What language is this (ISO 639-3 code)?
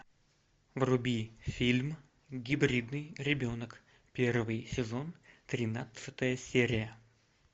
rus